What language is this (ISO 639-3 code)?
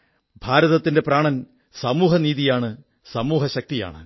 mal